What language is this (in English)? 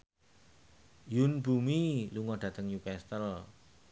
Javanese